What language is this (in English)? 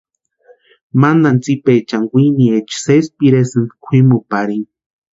Western Highland Purepecha